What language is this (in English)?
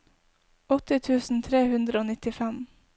Norwegian